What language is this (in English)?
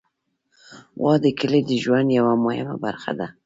Pashto